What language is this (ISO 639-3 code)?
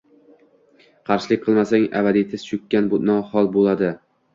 uzb